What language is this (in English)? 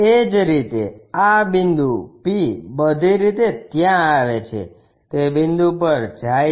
Gujarati